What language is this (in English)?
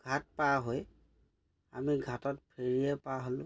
Assamese